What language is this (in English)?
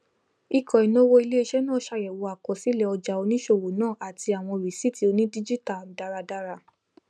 Yoruba